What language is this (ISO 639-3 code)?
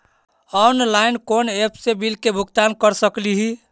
mag